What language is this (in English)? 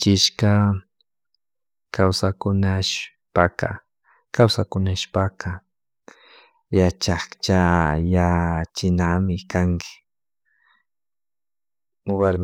Chimborazo Highland Quichua